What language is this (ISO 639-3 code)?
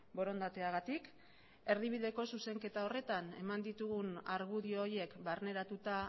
eus